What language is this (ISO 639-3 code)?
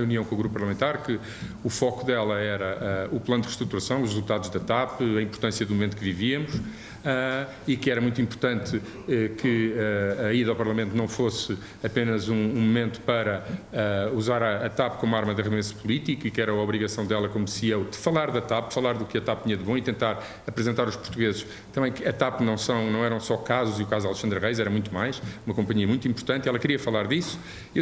por